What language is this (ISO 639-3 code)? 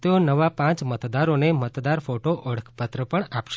guj